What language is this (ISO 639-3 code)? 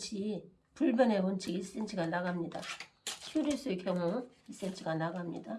kor